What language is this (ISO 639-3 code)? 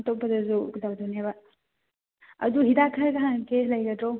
mni